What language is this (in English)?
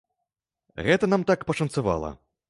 Belarusian